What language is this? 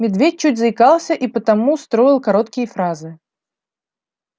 Russian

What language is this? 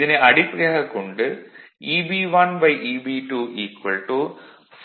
Tamil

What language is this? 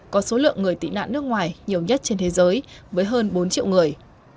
Vietnamese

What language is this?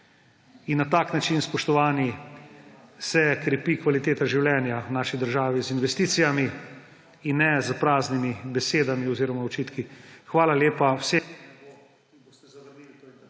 Slovenian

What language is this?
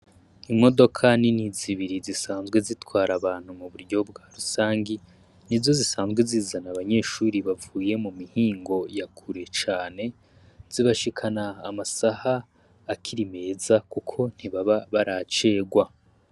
Rundi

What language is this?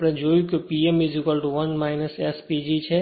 Gujarati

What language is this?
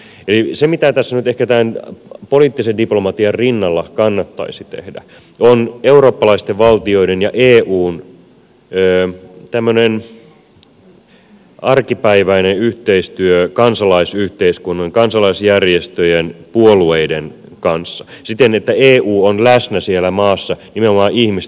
Finnish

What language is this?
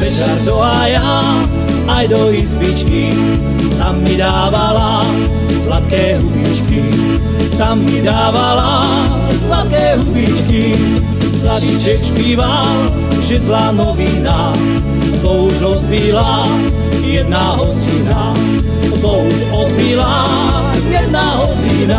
Slovak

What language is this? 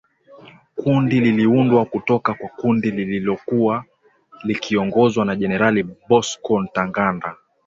Swahili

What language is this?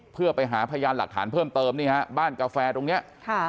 Thai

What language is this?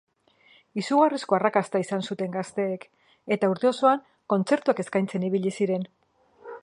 Basque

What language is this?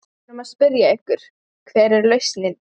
Icelandic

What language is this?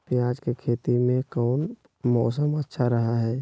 Magahi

